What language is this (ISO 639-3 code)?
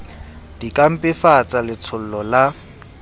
sot